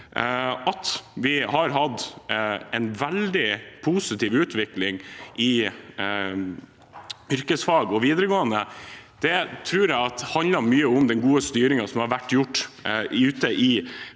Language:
Norwegian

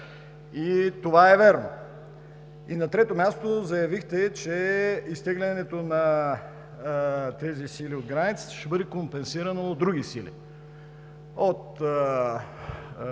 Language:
Bulgarian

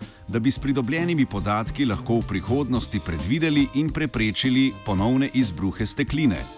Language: Croatian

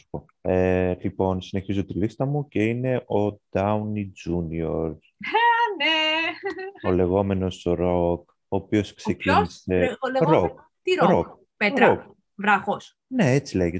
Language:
Greek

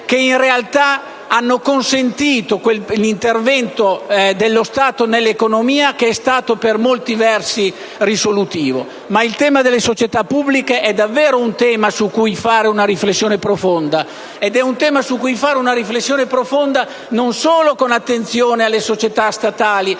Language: Italian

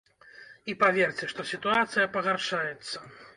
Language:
Belarusian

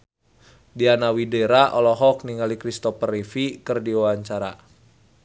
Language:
Sundanese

